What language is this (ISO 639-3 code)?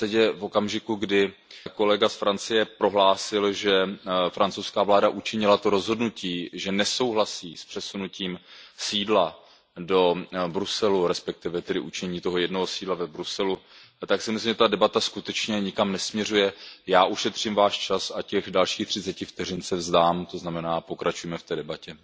ces